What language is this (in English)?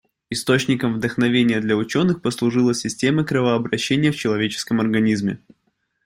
Russian